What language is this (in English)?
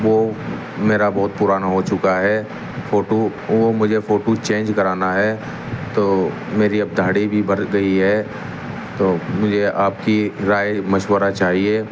Urdu